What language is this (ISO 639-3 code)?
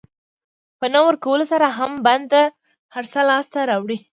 pus